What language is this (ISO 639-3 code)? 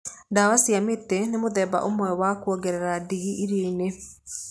kik